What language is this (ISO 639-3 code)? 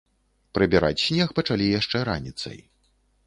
bel